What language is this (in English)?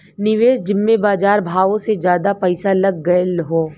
Bhojpuri